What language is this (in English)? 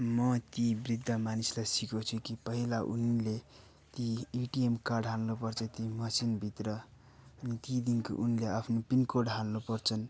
Nepali